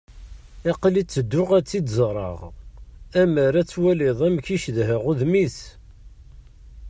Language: Kabyle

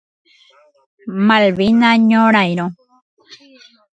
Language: Guarani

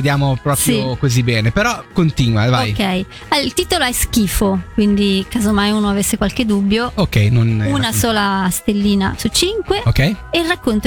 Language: Italian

